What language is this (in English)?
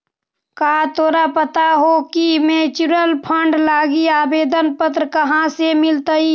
Magahi